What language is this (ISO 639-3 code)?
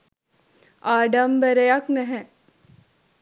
sin